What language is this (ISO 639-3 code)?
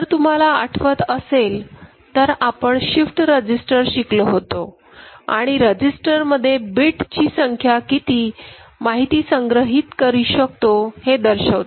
mar